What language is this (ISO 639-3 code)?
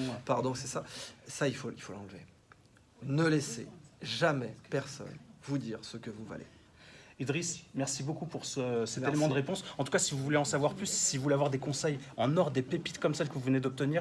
fra